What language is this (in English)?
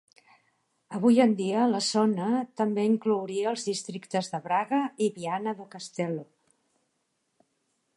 Catalan